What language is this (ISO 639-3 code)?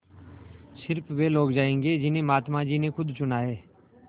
hin